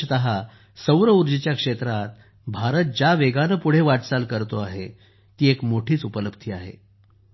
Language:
Marathi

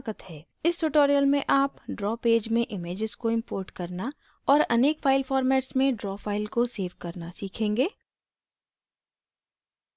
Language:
Hindi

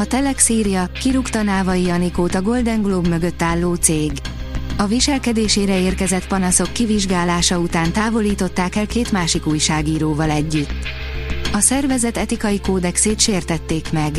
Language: Hungarian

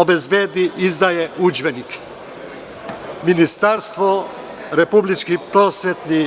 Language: Serbian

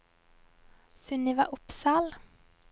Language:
Norwegian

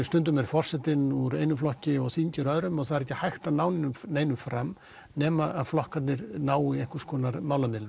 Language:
Icelandic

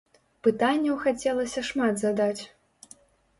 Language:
Belarusian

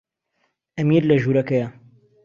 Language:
Central Kurdish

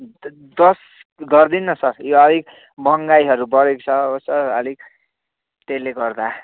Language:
Nepali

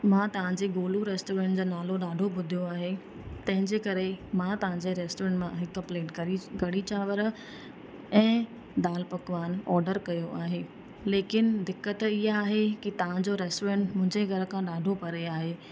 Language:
Sindhi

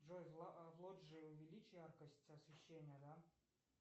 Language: Russian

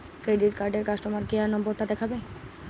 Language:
Bangla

